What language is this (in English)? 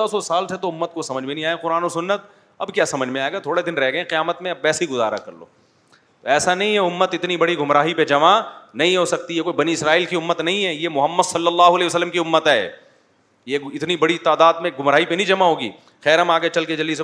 Urdu